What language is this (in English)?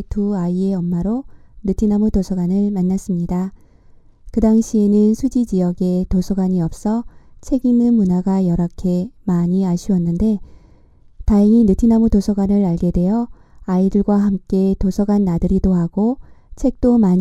Korean